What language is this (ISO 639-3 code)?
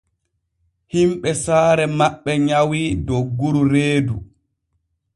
fue